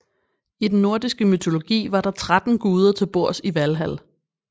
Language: Danish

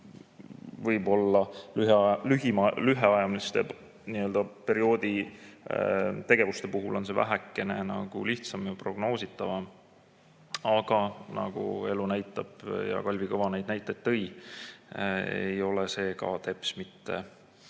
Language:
Estonian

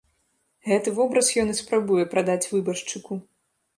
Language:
Belarusian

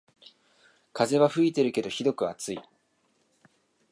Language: Japanese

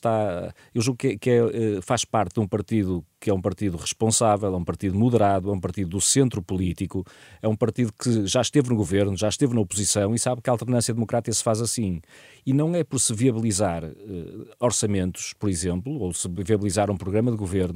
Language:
Portuguese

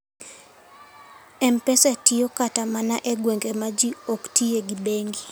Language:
Luo (Kenya and Tanzania)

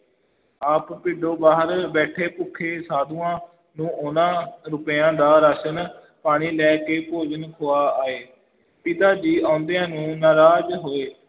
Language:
Punjabi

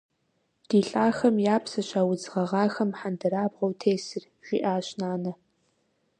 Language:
Kabardian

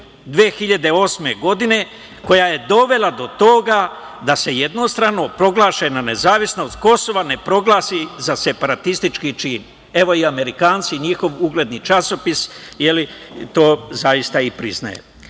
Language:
Serbian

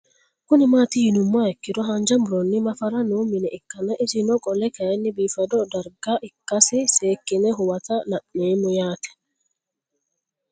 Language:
Sidamo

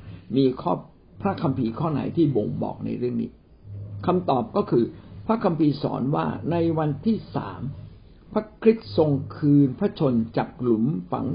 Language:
Thai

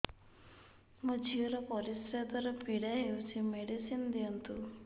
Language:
Odia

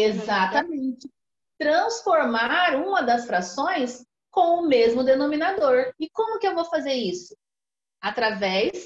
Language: Portuguese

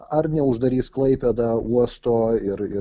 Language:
Lithuanian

